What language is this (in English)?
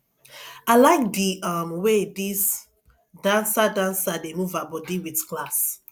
Nigerian Pidgin